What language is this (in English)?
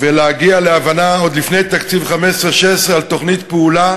Hebrew